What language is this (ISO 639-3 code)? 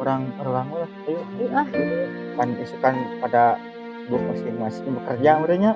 ind